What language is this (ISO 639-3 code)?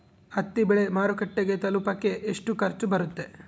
kan